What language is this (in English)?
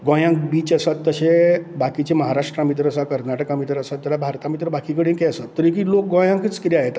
Konkani